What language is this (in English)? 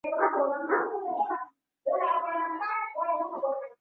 Swahili